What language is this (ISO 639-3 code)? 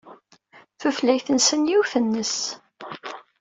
kab